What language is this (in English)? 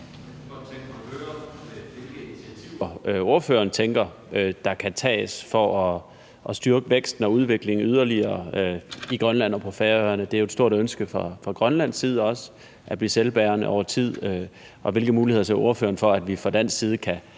Danish